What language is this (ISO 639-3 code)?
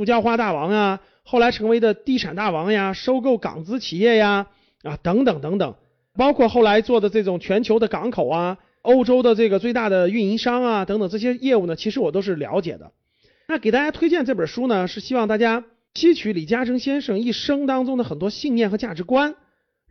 zho